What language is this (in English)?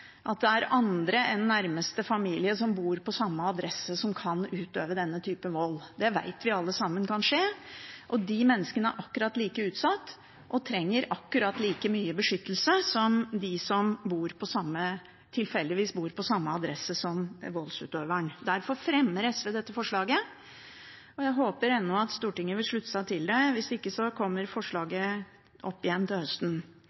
Norwegian Bokmål